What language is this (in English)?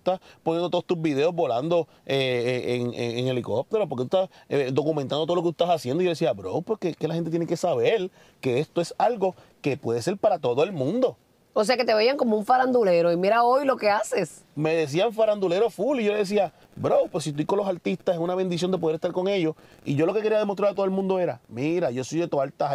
Spanish